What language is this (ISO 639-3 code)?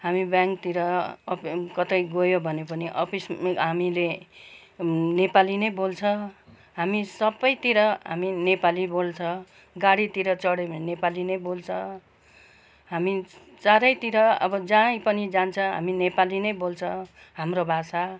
nep